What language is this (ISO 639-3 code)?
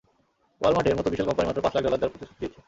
ben